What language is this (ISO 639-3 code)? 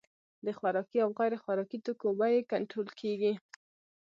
pus